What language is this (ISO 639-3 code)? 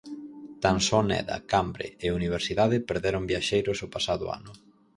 glg